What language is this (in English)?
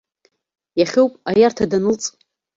Abkhazian